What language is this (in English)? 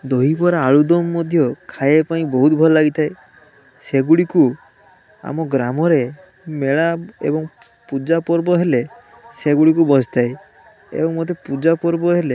Odia